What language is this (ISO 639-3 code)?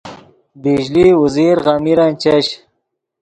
ydg